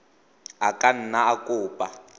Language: Tswana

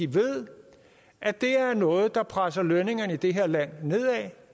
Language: Danish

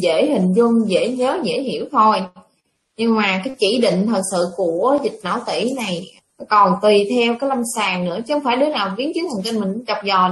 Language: Vietnamese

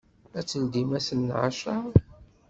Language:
Kabyle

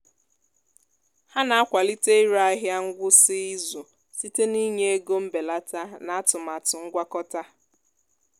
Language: Igbo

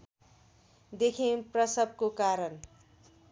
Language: Nepali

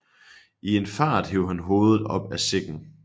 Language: Danish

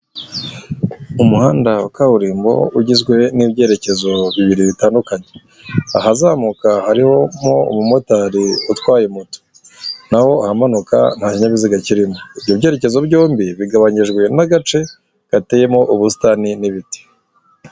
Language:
Kinyarwanda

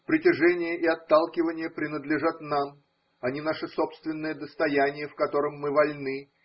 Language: Russian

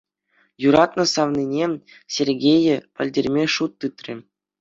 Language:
Chuvash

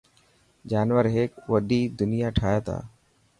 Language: Dhatki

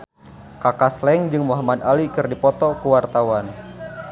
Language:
Sundanese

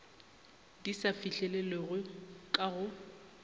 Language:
Northern Sotho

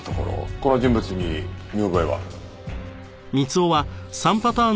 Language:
Japanese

